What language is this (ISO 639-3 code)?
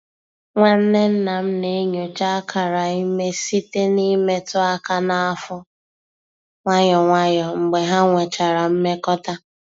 ibo